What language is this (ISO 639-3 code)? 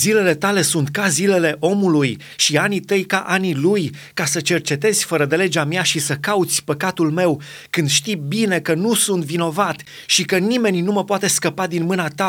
ron